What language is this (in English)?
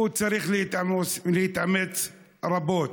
Hebrew